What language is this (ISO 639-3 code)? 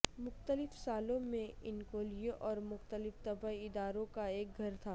urd